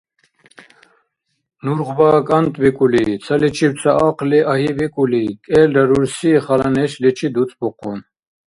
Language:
Dargwa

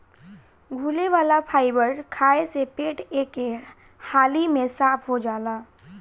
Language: Bhojpuri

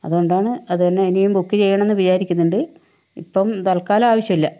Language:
Malayalam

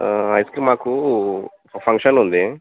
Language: Telugu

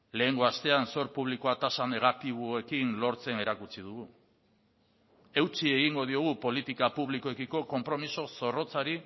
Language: Basque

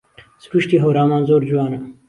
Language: Central Kurdish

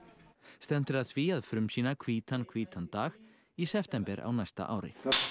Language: Icelandic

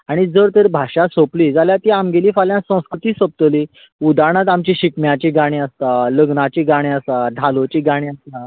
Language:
Konkani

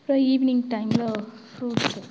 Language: Tamil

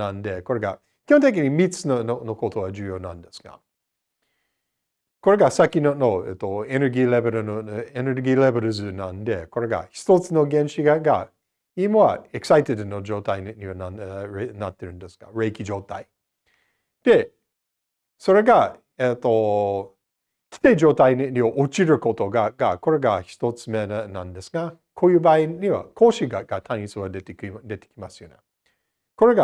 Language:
Japanese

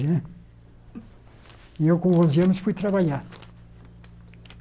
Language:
Portuguese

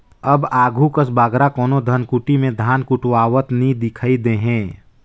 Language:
Chhattisgarhi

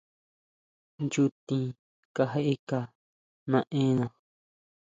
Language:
Huautla Mazatec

